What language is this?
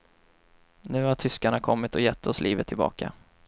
Swedish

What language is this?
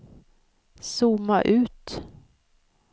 Swedish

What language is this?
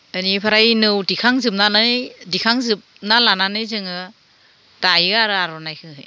Bodo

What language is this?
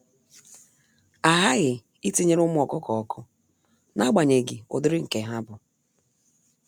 Igbo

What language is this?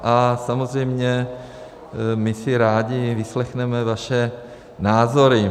Czech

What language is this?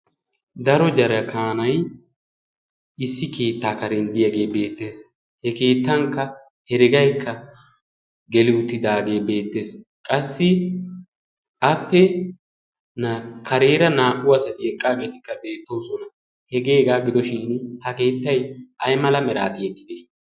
Wolaytta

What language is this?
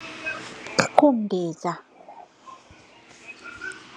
Thai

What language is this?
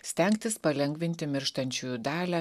Lithuanian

